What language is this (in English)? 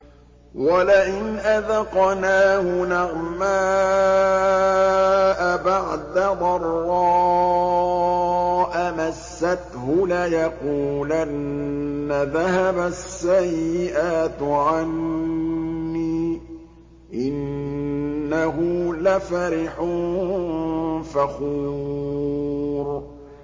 Arabic